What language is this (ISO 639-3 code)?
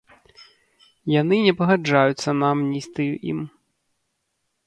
bel